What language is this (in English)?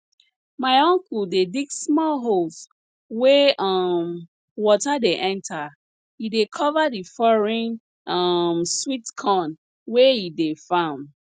Nigerian Pidgin